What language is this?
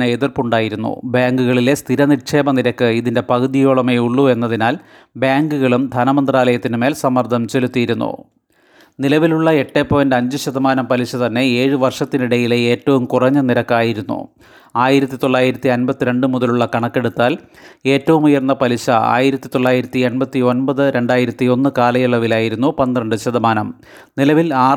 Malayalam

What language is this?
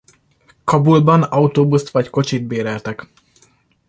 Hungarian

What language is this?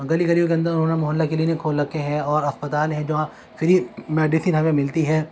Urdu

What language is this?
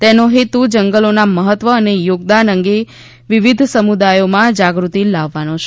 Gujarati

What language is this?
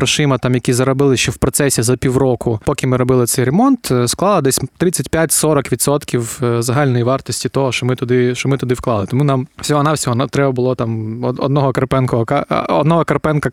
Ukrainian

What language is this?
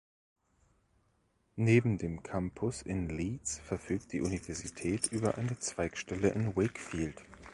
German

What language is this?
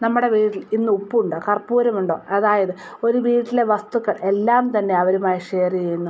Malayalam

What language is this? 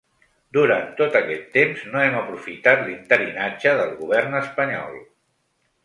Catalan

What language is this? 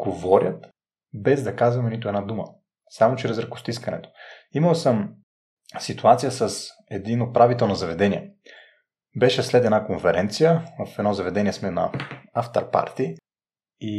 Bulgarian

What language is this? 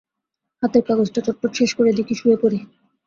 Bangla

